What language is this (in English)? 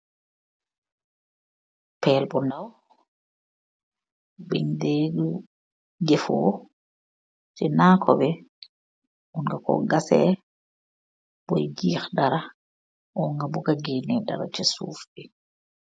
Wolof